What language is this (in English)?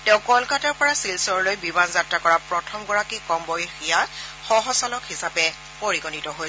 Assamese